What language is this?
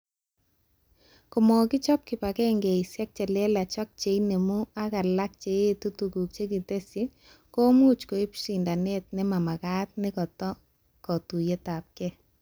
Kalenjin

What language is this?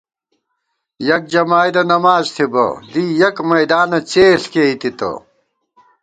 Gawar-Bati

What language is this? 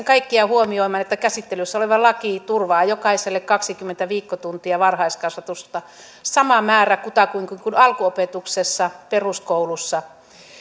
Finnish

